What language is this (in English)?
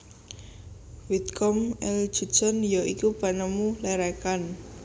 Javanese